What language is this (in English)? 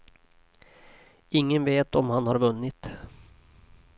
Swedish